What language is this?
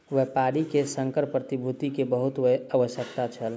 Maithili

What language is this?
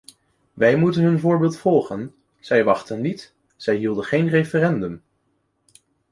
Dutch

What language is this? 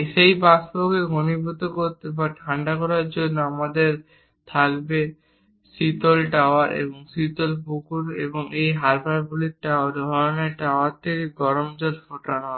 Bangla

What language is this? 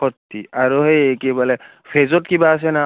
Assamese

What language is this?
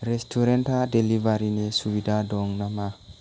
Bodo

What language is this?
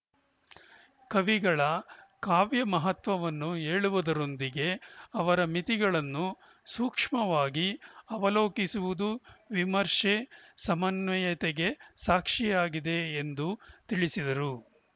Kannada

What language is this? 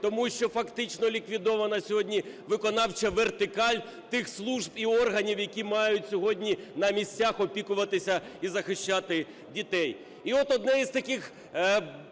Ukrainian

